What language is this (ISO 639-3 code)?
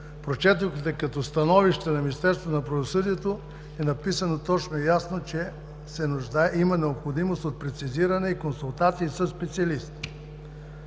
bul